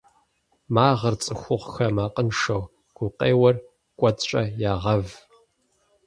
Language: Kabardian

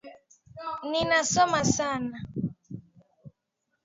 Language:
Swahili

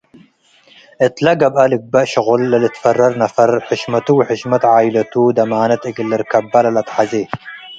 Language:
Tigre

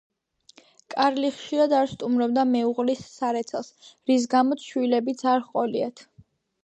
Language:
Georgian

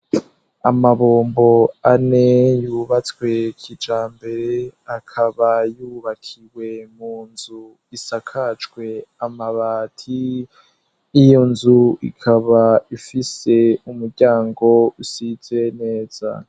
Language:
Rundi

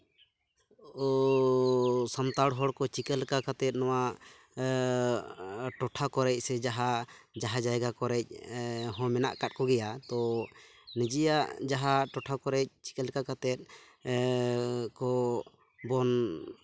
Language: Santali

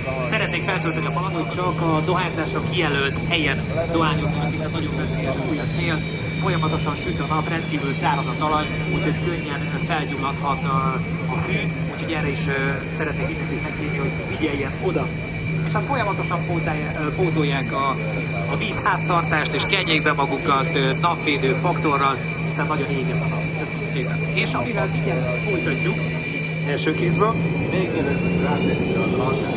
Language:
Hungarian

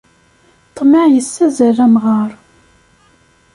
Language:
Kabyle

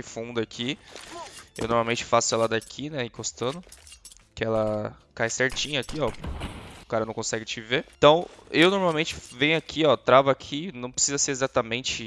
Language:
Portuguese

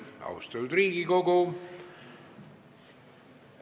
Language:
Estonian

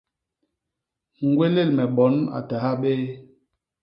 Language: Basaa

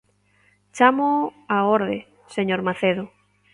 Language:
Galician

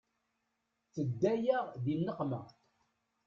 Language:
Kabyle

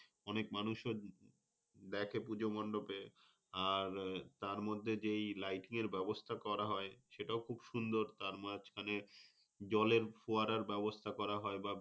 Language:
Bangla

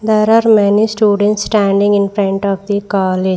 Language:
English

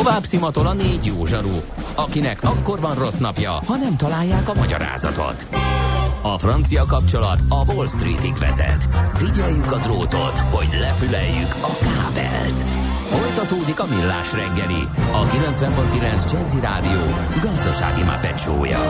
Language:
Hungarian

